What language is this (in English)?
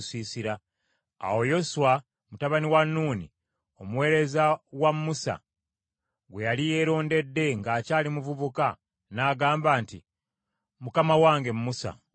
Ganda